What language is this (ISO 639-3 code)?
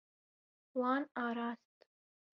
kur